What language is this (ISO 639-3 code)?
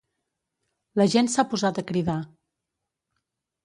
cat